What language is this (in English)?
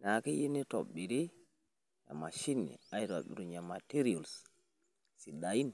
Masai